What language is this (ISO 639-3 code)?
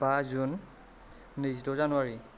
brx